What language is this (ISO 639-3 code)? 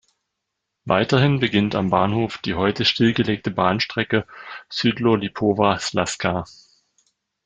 deu